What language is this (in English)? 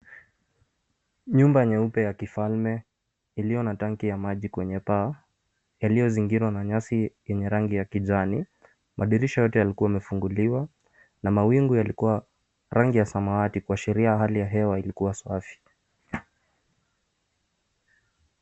Swahili